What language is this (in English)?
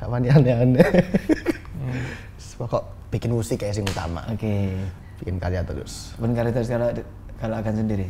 Indonesian